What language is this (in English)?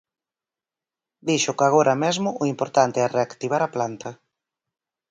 Galician